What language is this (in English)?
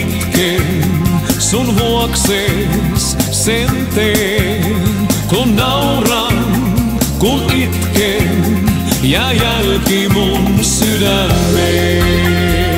Dutch